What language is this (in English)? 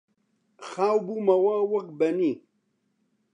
Central Kurdish